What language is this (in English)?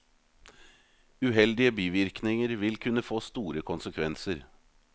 Norwegian